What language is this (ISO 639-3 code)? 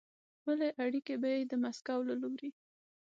pus